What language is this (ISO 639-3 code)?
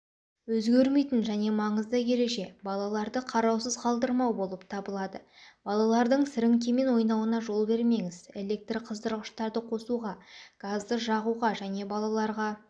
kaz